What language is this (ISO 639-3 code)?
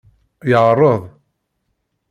kab